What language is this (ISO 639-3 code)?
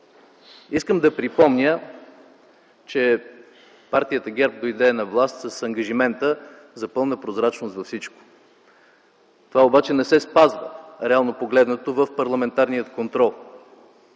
bul